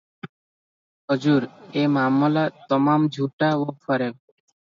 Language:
Odia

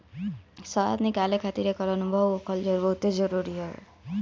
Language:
Bhojpuri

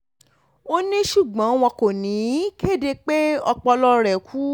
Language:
Yoruba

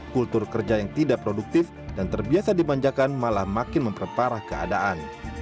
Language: Indonesian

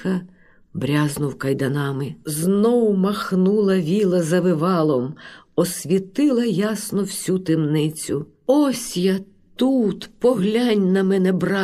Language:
Ukrainian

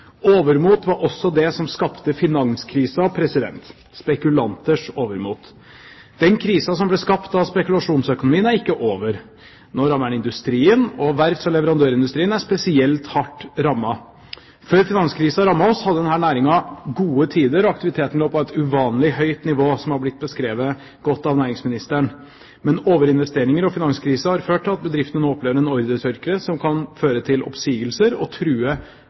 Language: Norwegian Bokmål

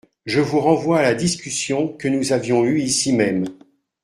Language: French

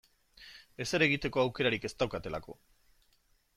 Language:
Basque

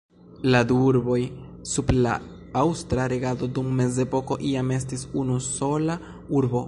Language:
Esperanto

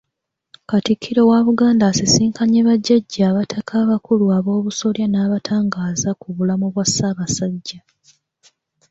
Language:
Ganda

